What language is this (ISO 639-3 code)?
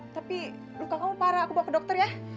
ind